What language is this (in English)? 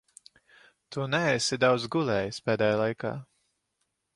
Latvian